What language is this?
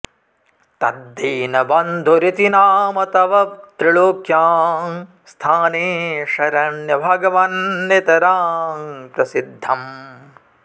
Sanskrit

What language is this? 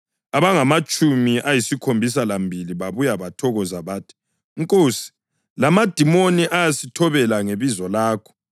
North Ndebele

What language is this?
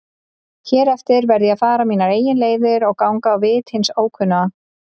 Icelandic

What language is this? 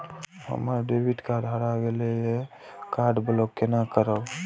Maithili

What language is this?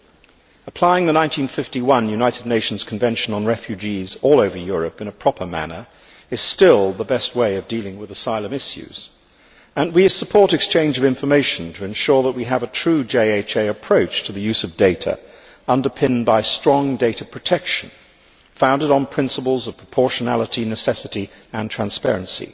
English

